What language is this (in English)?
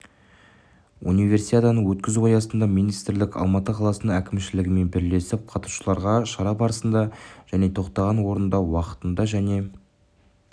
Kazakh